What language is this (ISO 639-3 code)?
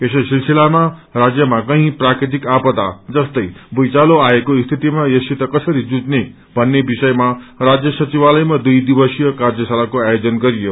nep